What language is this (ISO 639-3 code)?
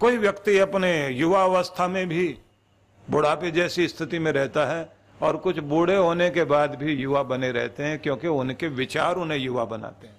hin